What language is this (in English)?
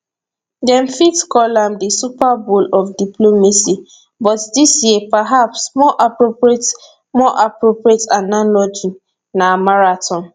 Nigerian Pidgin